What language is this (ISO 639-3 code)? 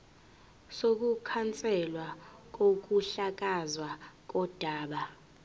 zul